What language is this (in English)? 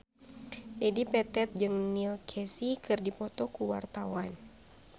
Sundanese